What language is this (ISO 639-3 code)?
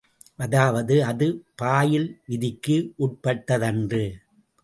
tam